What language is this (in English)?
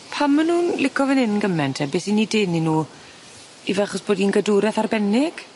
Welsh